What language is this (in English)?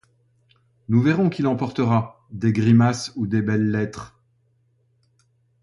French